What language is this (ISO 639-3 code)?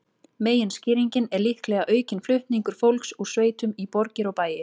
isl